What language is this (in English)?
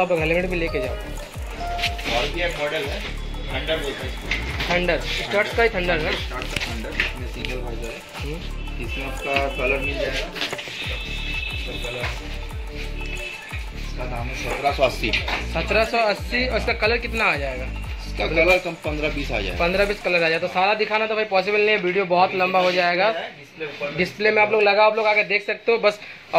Hindi